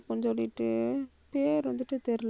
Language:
Tamil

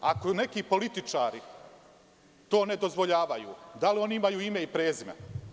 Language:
Serbian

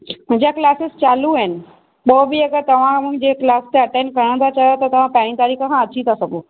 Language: Sindhi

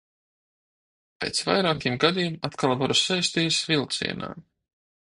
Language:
Latvian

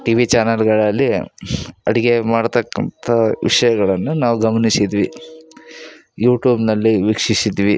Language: Kannada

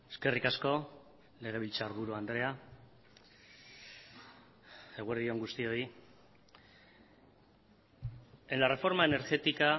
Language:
Basque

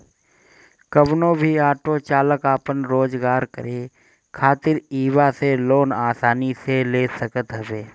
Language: Bhojpuri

